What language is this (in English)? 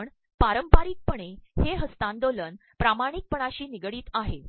Marathi